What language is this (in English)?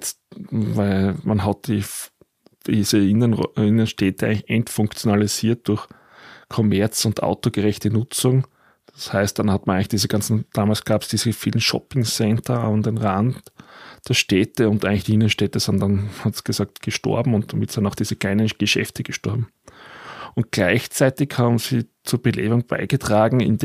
German